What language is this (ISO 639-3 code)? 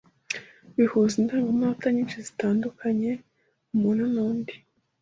kin